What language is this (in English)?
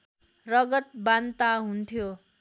Nepali